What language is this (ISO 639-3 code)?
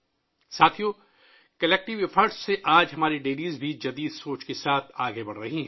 urd